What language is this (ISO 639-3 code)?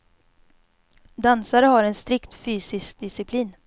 swe